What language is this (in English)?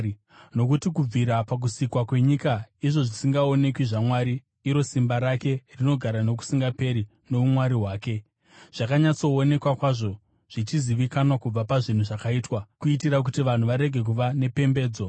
Shona